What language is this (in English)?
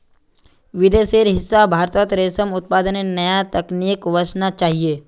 Magahi